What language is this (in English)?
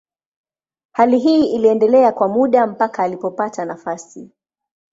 Swahili